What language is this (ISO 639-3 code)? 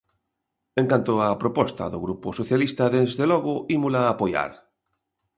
glg